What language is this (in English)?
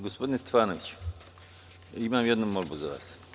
Serbian